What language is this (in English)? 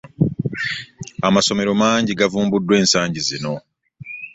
Ganda